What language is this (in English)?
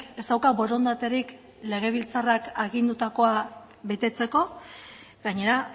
Basque